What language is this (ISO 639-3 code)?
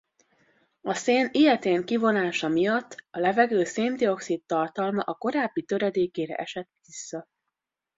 hun